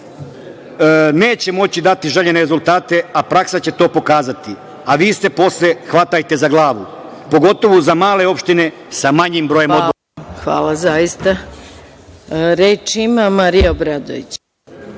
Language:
Serbian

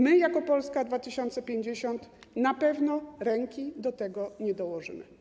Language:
Polish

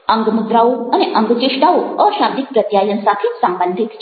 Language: Gujarati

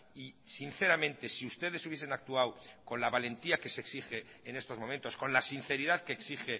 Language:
Spanish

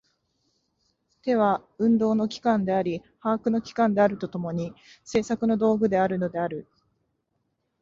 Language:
Japanese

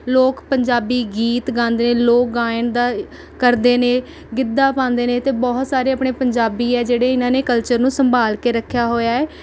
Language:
Punjabi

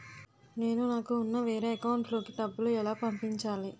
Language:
Telugu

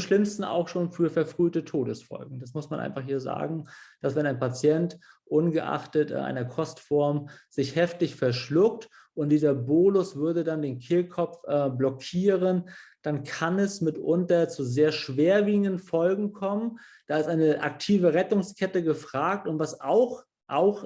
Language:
German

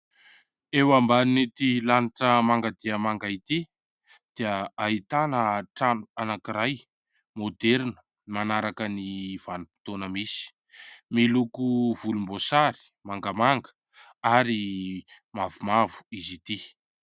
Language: Malagasy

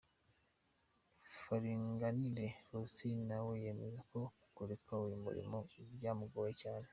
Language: Kinyarwanda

